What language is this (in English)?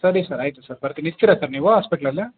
Kannada